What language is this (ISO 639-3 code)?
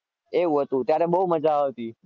guj